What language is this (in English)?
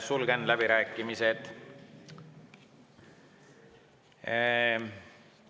Estonian